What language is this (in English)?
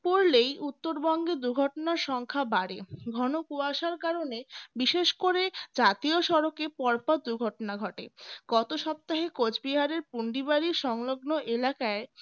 Bangla